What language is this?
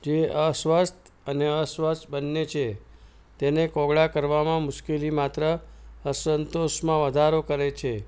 Gujarati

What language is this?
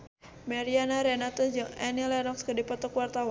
Sundanese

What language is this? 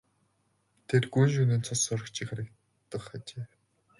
Mongolian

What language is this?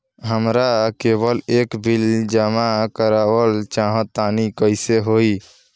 Bhojpuri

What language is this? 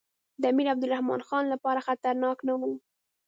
Pashto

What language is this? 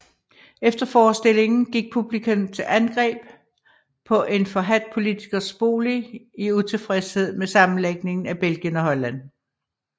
Danish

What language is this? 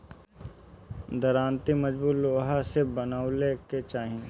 Bhojpuri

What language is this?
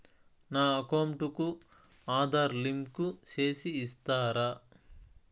Telugu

